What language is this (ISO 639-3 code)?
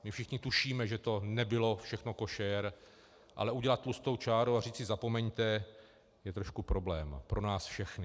ces